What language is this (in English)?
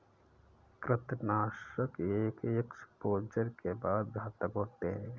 Hindi